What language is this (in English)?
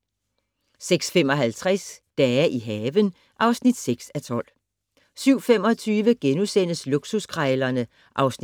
Danish